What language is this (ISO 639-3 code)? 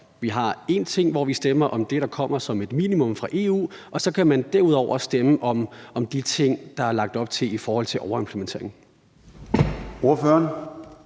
dan